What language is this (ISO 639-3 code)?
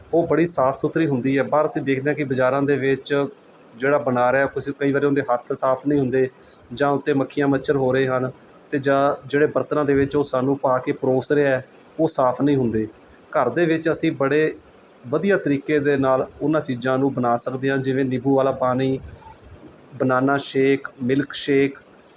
pan